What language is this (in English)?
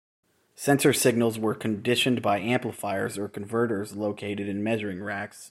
English